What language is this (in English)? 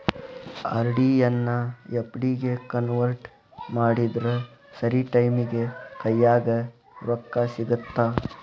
Kannada